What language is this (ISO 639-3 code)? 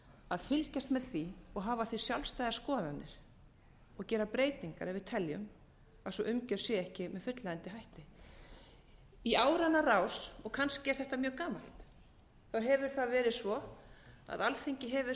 isl